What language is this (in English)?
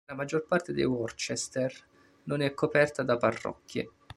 Italian